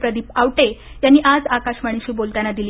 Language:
Marathi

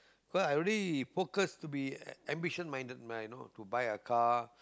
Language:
English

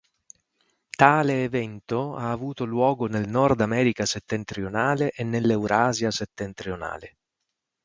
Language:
Italian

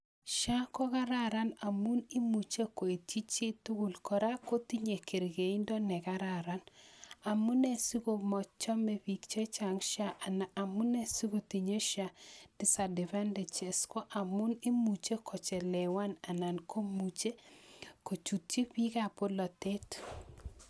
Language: Kalenjin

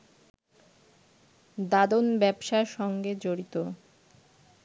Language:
Bangla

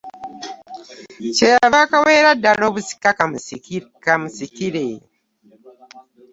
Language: Ganda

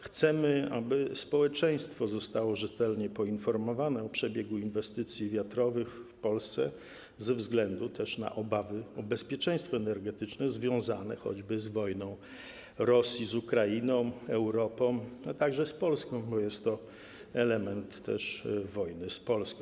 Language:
Polish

